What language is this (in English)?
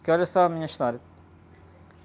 Portuguese